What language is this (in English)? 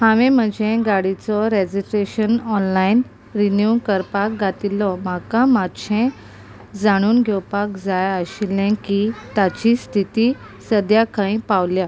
Konkani